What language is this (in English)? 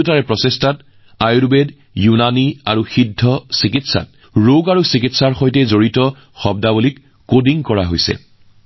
Assamese